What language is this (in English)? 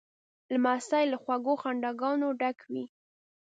Pashto